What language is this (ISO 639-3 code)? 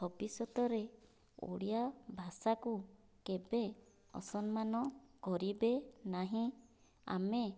ori